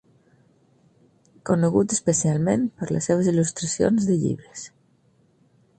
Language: Catalan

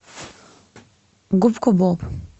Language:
Russian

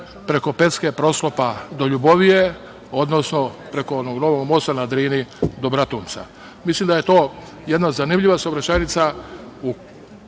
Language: Serbian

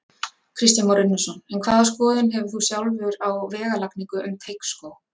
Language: Icelandic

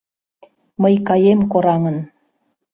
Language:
Mari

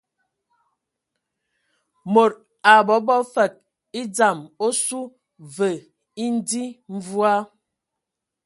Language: Ewondo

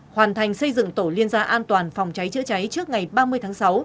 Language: Vietnamese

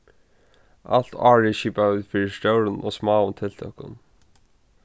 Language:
Faroese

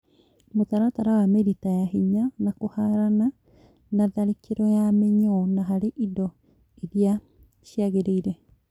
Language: Kikuyu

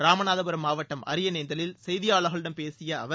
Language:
Tamil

